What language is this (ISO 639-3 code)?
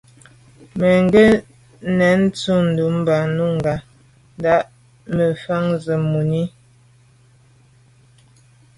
byv